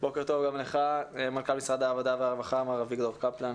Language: Hebrew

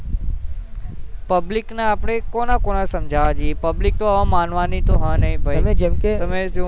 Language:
Gujarati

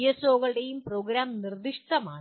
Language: Malayalam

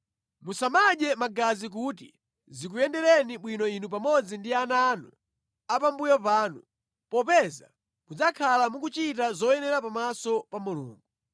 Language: Nyanja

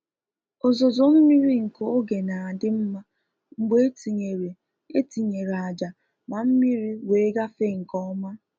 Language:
Igbo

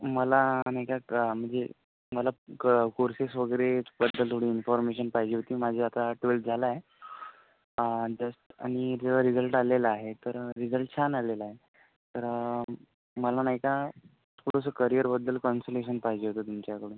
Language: Marathi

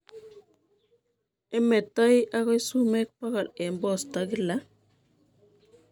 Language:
Kalenjin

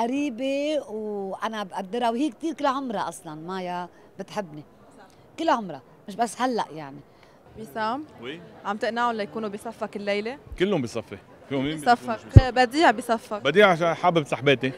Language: Arabic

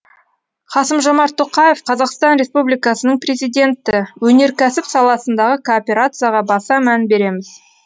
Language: Kazakh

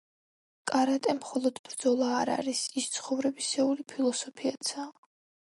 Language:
Georgian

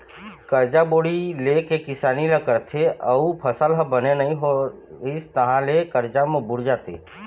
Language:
Chhattisgarhi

